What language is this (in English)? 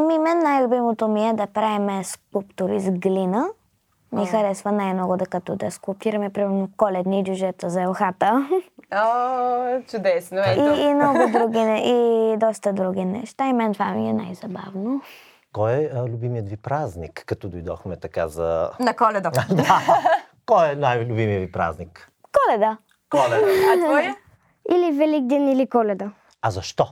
Bulgarian